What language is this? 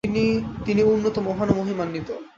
Bangla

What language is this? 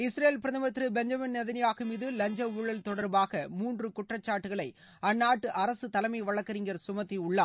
Tamil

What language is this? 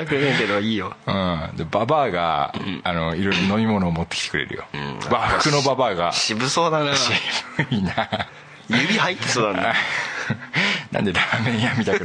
Japanese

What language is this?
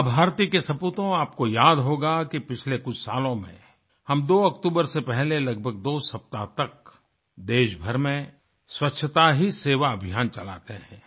Hindi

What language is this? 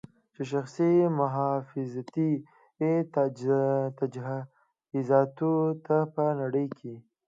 Pashto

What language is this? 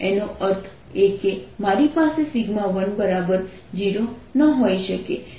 Gujarati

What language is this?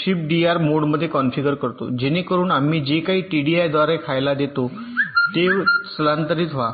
Marathi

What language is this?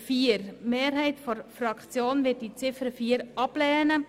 Swiss German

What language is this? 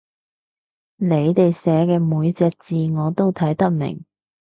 Cantonese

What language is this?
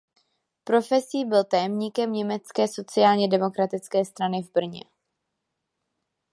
Czech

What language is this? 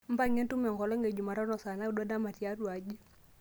Masai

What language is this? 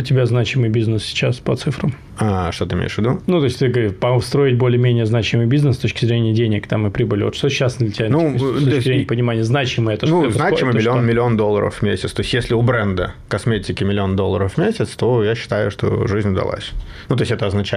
Russian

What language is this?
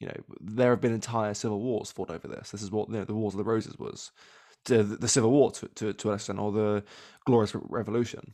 English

